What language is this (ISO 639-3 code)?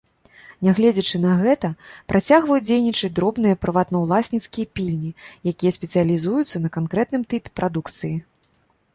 bel